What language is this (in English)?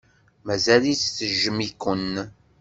Kabyle